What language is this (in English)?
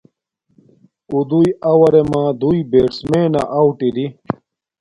Domaaki